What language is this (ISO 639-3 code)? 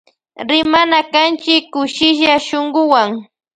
qvj